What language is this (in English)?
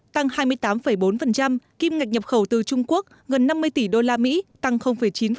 Vietnamese